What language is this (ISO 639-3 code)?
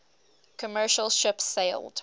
eng